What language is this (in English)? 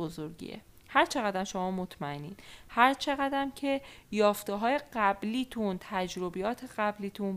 Persian